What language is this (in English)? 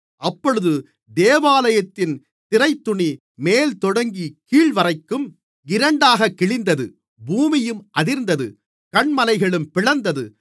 Tamil